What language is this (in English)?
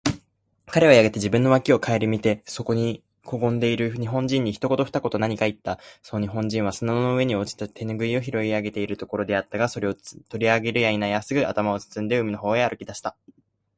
Japanese